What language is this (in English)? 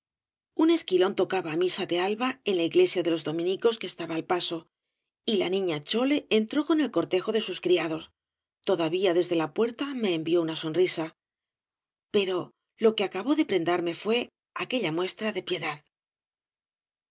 Spanish